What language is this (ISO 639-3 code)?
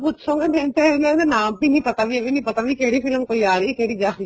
pan